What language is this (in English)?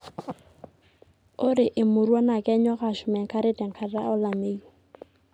Masai